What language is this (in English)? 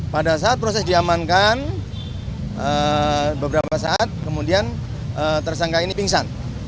Indonesian